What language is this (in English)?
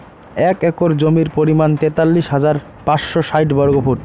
Bangla